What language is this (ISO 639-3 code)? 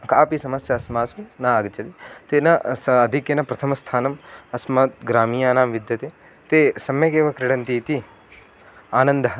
san